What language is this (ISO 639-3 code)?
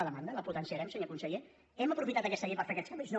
cat